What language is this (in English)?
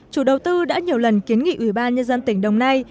Vietnamese